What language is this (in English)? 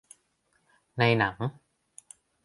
Thai